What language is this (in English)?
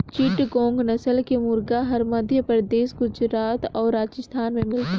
Chhattisgarhi